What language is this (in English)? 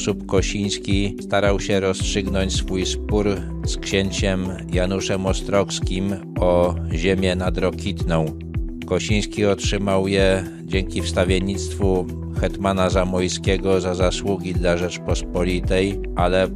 Polish